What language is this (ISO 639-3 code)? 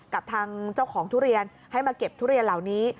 tha